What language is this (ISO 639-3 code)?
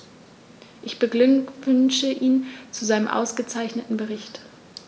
deu